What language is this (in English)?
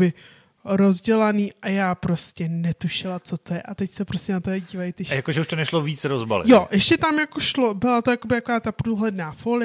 Czech